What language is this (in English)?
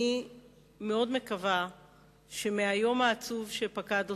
Hebrew